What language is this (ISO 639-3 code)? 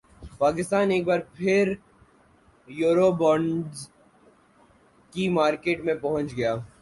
urd